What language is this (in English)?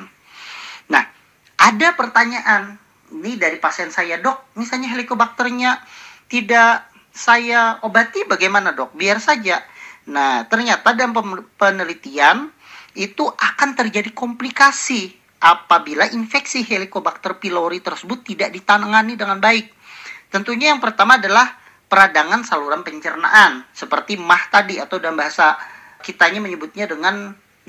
Indonesian